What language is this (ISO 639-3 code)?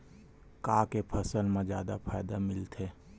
hne